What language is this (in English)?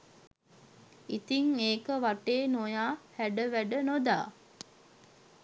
Sinhala